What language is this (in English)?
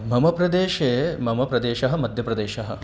Sanskrit